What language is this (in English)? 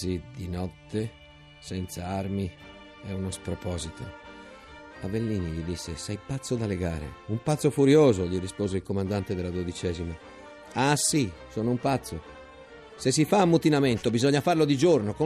Italian